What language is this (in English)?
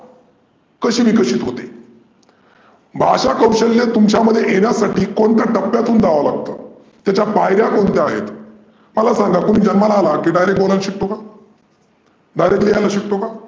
Marathi